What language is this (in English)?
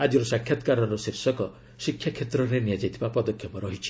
Odia